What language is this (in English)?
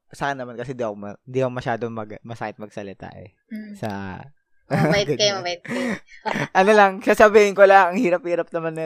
Filipino